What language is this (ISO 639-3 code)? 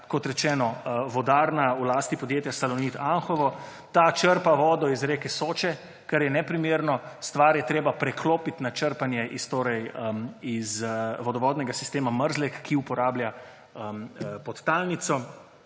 slv